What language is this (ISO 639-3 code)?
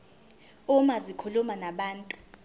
zul